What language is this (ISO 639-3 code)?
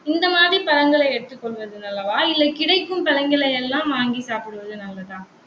tam